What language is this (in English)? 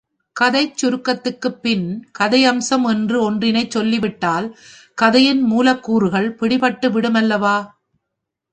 Tamil